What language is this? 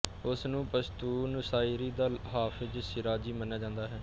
Punjabi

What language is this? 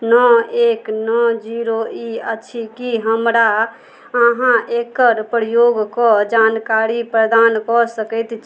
Maithili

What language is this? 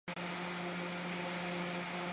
Chinese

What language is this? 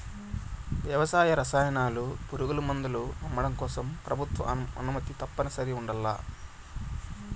Telugu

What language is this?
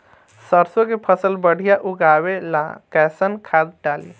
Bhojpuri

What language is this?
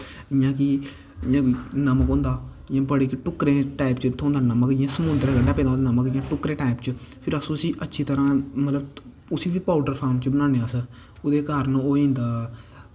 Dogri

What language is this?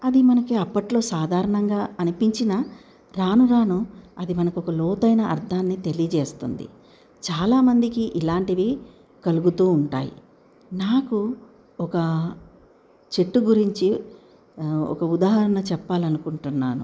Telugu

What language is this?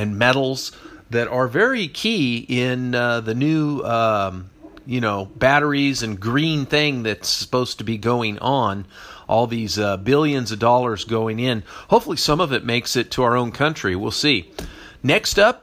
English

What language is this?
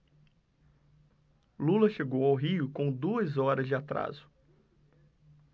Portuguese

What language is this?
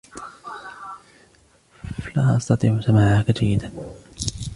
Arabic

